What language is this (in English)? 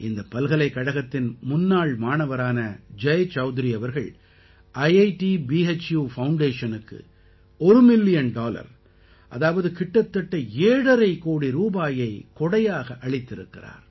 Tamil